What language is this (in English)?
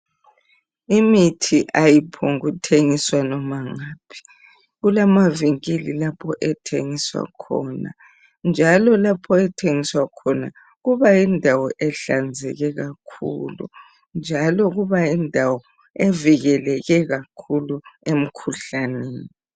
North Ndebele